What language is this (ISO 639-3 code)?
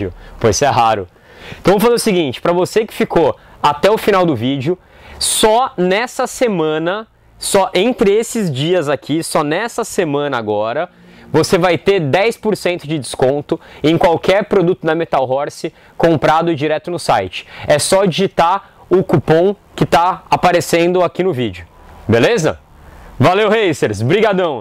por